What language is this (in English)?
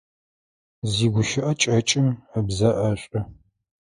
Adyghe